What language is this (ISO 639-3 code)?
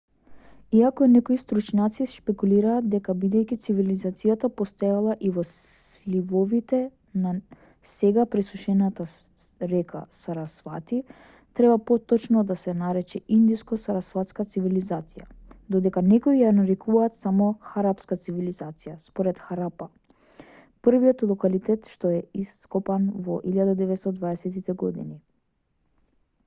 mkd